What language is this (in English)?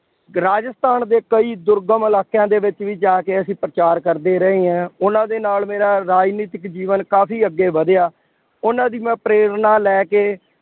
Punjabi